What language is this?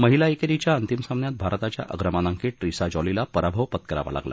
Marathi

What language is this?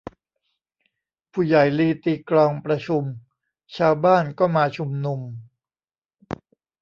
Thai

